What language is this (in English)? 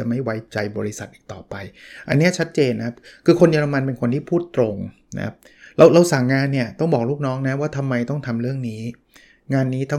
Thai